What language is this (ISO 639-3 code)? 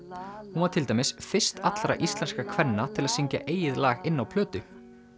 isl